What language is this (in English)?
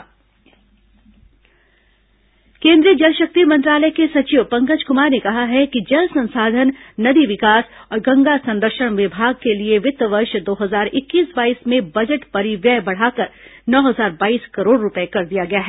Hindi